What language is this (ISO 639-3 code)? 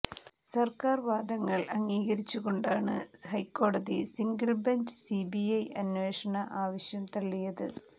mal